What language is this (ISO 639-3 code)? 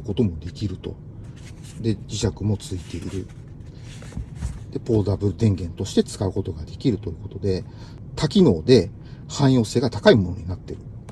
jpn